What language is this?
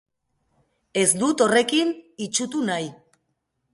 Basque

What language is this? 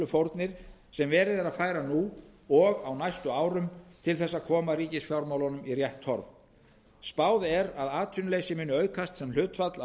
Icelandic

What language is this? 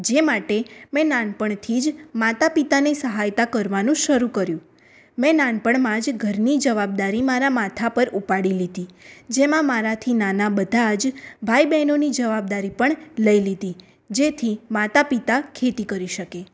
Gujarati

